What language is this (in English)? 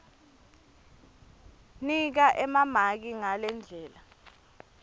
Swati